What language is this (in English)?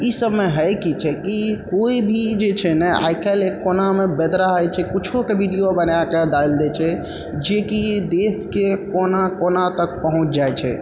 Maithili